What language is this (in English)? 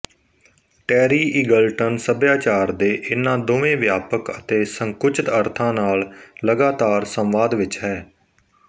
Punjabi